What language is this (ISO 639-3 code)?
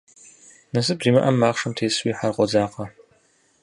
kbd